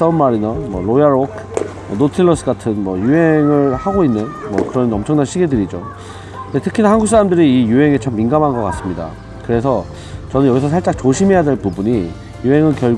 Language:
Korean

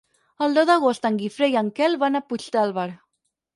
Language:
Catalan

